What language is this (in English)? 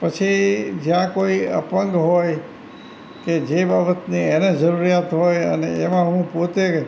Gujarati